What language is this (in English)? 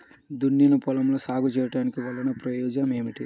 Telugu